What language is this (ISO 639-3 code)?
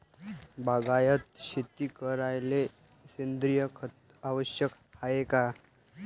mar